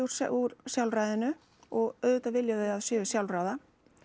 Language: Icelandic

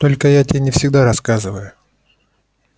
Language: Russian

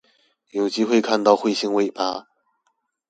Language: Chinese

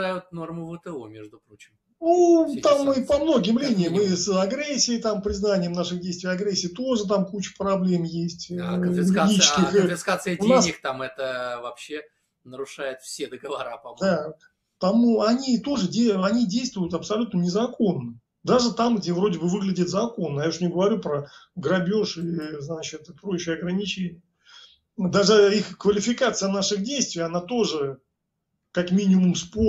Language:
Russian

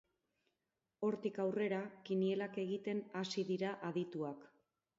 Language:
Basque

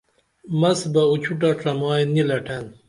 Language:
Dameli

